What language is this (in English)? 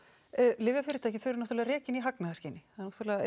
Icelandic